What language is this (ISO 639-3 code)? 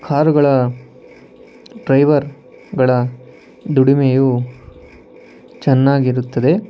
kan